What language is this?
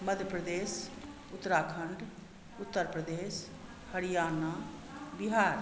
Maithili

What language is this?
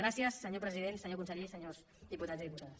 Catalan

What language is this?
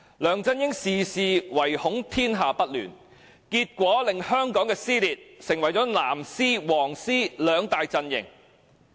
Cantonese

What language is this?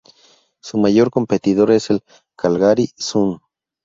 Spanish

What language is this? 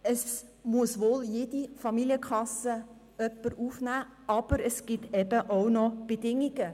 Swiss German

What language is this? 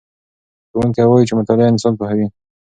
Pashto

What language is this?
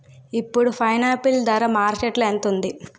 Telugu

